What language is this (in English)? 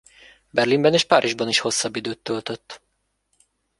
Hungarian